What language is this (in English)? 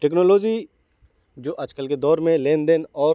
Urdu